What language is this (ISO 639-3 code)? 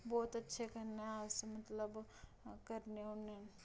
doi